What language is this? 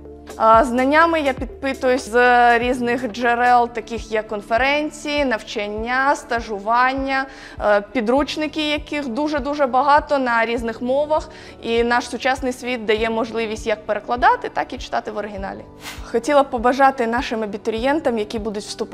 Ukrainian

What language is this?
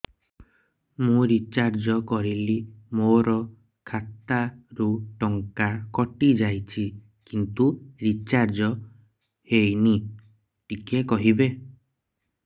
Odia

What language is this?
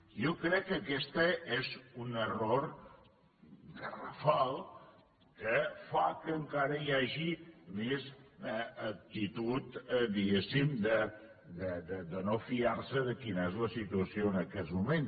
Catalan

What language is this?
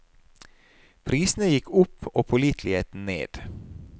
Norwegian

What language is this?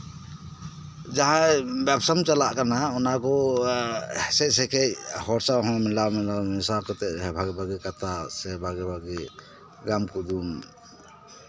Santali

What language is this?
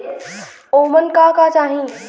Bhojpuri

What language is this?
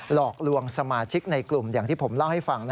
Thai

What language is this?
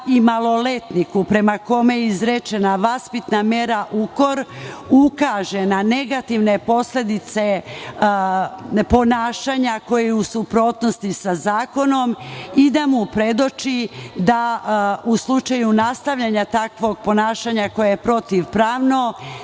Serbian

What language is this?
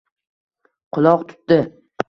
Uzbek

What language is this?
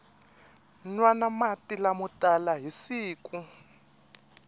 Tsonga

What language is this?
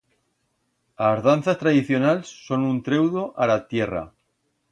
Aragonese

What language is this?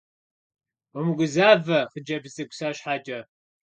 Kabardian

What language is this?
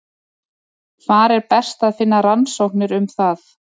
Icelandic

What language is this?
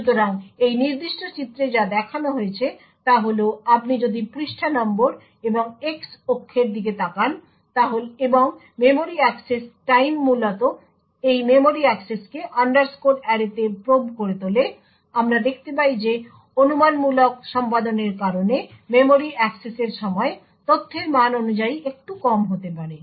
Bangla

